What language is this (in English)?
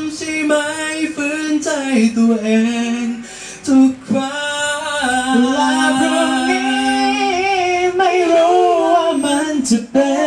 Thai